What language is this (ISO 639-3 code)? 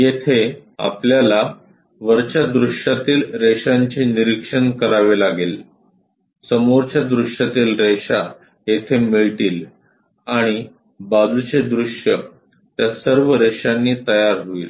mar